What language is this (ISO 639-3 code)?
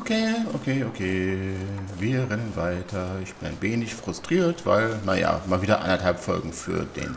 deu